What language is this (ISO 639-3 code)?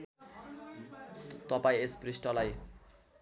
nep